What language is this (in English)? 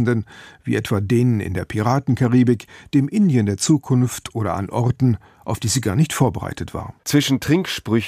German